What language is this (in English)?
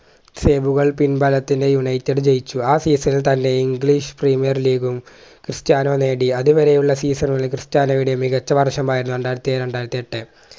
Malayalam